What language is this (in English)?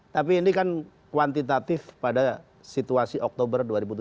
Indonesian